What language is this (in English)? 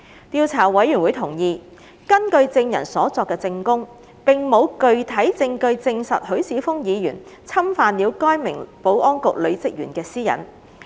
Cantonese